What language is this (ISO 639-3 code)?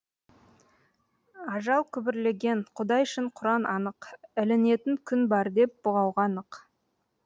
kaz